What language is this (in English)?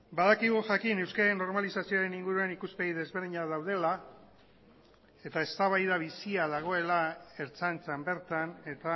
Basque